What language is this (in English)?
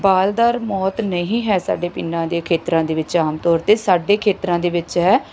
Punjabi